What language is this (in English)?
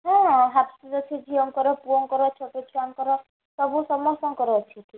Odia